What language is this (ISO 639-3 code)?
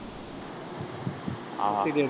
tam